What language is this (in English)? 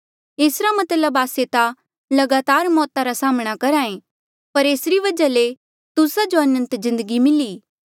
Mandeali